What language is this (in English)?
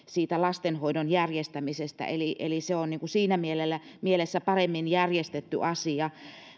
Finnish